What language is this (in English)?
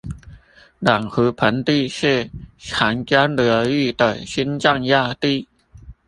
Chinese